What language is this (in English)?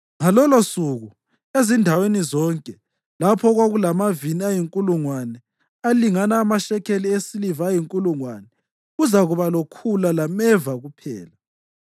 North Ndebele